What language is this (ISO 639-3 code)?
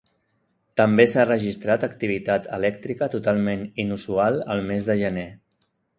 cat